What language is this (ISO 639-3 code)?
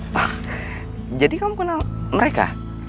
ind